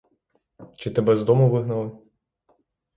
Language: Ukrainian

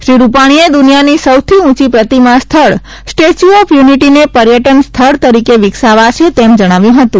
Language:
Gujarati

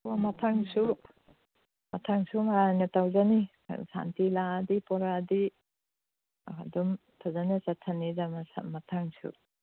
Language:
Manipuri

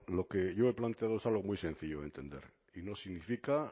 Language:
Spanish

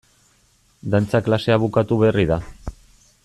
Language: Basque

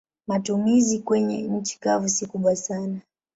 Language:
Swahili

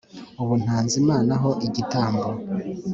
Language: Kinyarwanda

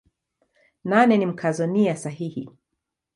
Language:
Swahili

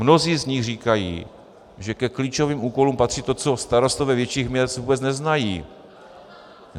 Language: Czech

